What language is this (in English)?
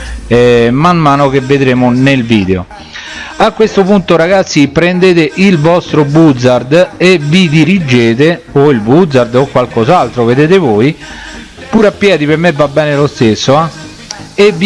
Italian